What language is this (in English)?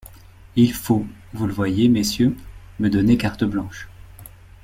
French